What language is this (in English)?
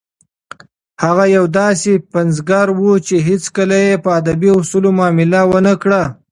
Pashto